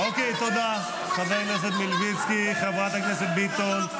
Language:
Hebrew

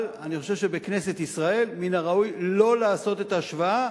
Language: Hebrew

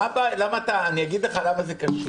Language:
Hebrew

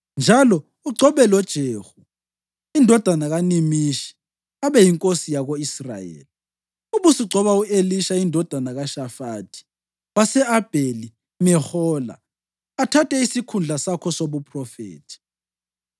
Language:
North Ndebele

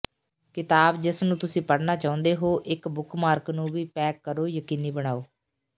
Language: Punjabi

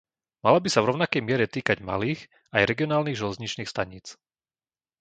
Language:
Slovak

